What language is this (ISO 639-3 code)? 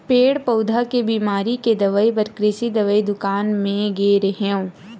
hne